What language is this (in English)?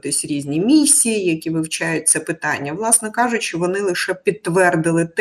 Ukrainian